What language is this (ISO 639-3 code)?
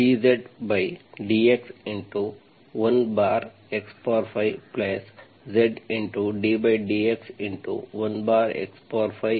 kan